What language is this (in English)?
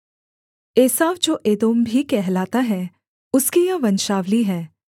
Hindi